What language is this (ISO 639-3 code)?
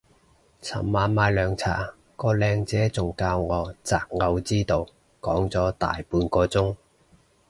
yue